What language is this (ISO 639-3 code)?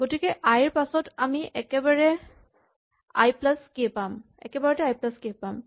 asm